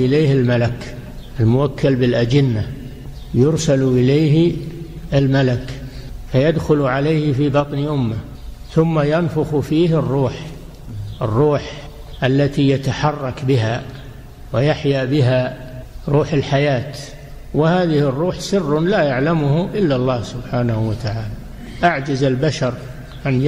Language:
Arabic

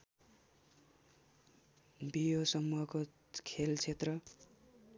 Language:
Nepali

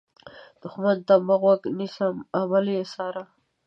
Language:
Pashto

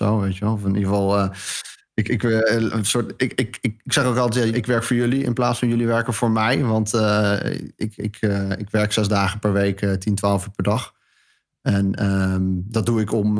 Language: Dutch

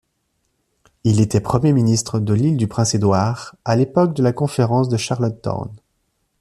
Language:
French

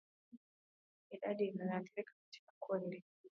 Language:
Swahili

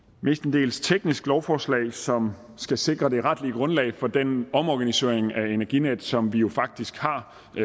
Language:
Danish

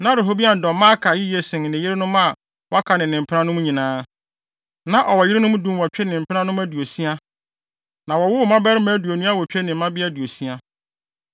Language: Akan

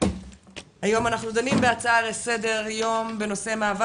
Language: Hebrew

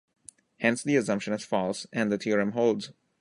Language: English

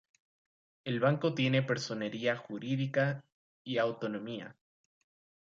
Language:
Spanish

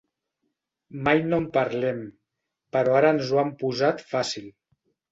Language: Catalan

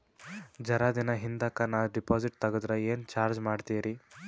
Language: Kannada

